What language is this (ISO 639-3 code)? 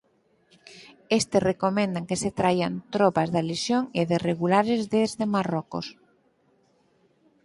glg